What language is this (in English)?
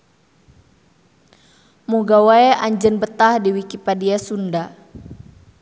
Sundanese